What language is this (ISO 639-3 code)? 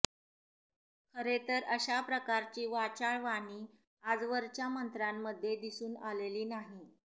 mar